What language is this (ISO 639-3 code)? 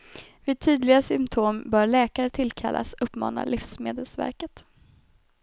swe